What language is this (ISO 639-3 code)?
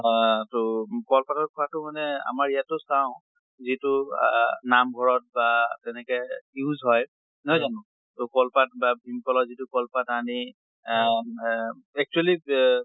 asm